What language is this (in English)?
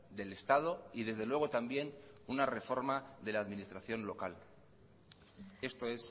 Spanish